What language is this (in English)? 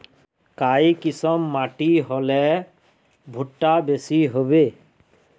Magahi